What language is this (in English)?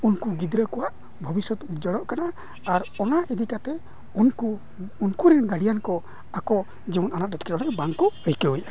Santali